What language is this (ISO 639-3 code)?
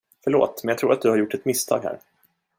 swe